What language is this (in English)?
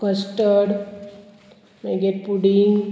Konkani